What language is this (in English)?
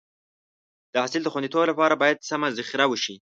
Pashto